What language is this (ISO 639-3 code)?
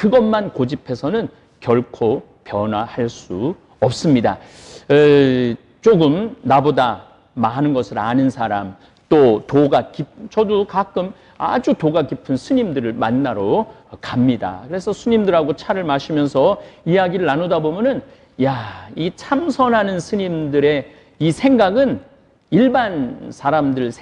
kor